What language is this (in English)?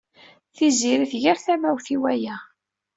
Kabyle